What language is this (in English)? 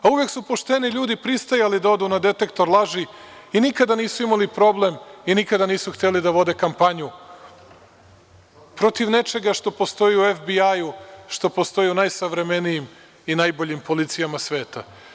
Serbian